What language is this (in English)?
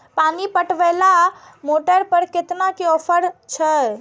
Maithili